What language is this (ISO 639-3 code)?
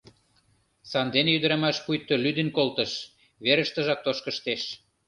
chm